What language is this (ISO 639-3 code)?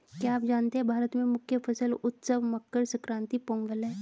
hin